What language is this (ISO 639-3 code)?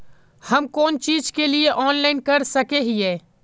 mag